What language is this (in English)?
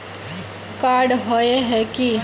Magahi